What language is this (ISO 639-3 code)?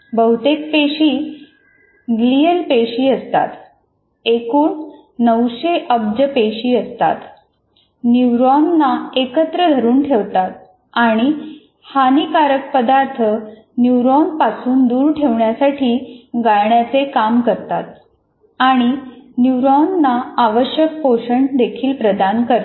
mar